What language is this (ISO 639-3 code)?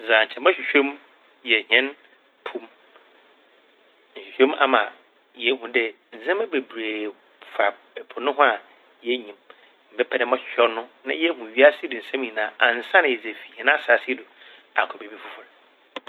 aka